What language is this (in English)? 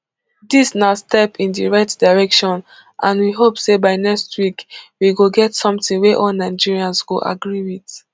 Nigerian Pidgin